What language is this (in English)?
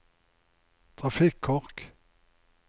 Norwegian